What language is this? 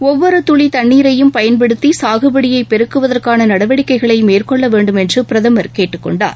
Tamil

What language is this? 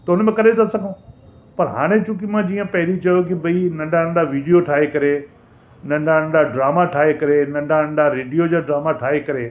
Sindhi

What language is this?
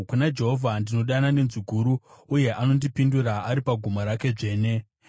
Shona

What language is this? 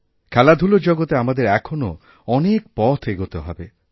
Bangla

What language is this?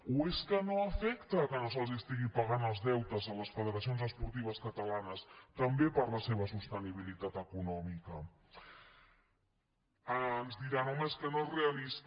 Catalan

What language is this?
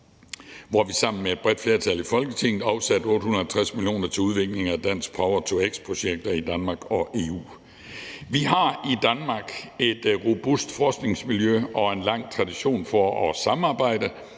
Danish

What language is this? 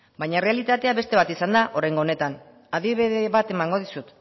Basque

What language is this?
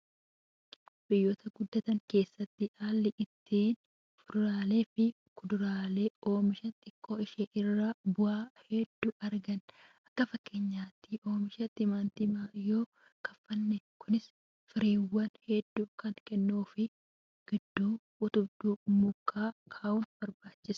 Oromo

